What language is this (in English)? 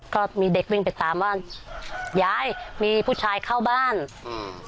Thai